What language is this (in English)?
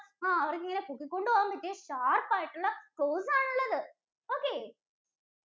Malayalam